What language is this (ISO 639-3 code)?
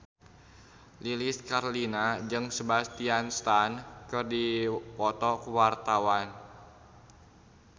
sun